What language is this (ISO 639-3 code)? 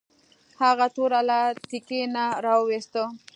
pus